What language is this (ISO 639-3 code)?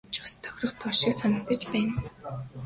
mon